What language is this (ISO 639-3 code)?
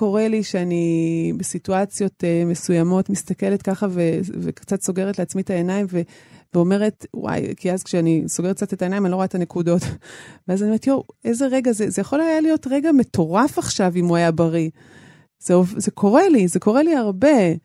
heb